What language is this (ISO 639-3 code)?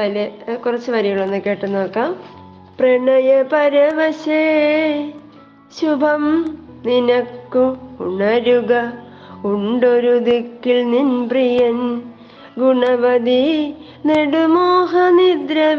mal